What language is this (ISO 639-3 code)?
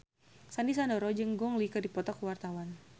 sun